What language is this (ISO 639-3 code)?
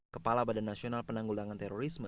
ind